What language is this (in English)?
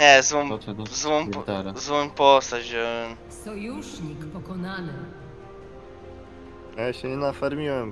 Polish